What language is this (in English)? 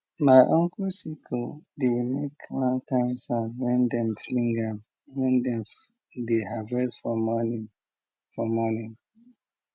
Nigerian Pidgin